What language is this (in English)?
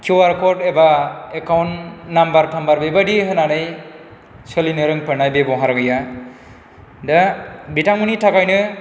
Bodo